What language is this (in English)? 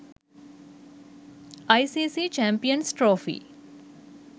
Sinhala